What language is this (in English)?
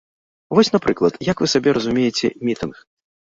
Belarusian